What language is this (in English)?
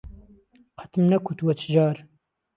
Central Kurdish